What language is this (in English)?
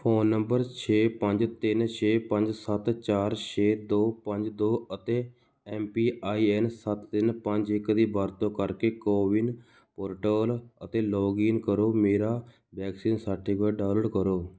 Punjabi